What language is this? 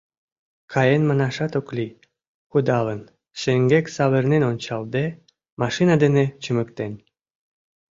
Mari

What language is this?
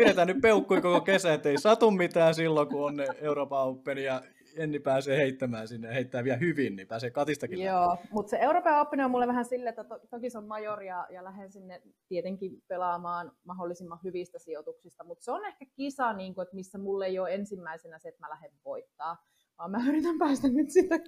Finnish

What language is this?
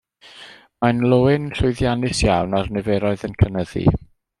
Welsh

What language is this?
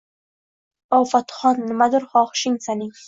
Uzbek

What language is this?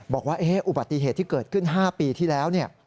Thai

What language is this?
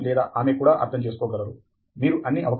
Telugu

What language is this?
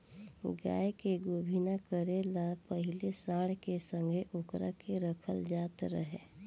Bhojpuri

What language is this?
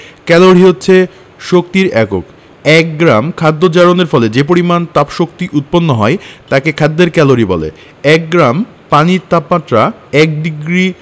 Bangla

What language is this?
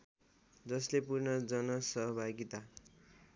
Nepali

